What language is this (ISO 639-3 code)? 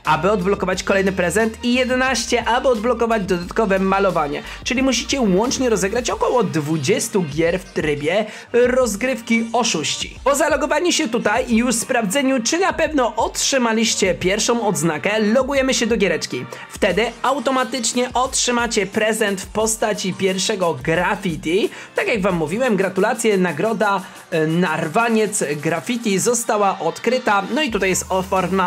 pol